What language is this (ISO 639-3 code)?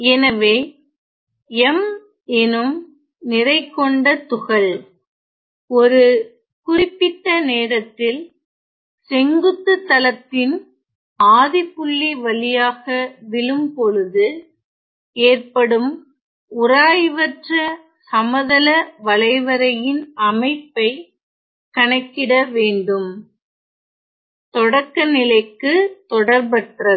tam